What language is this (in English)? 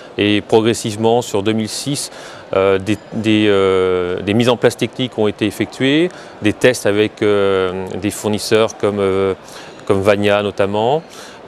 French